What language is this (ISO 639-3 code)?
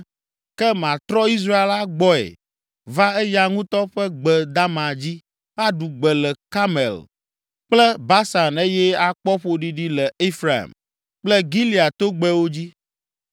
ewe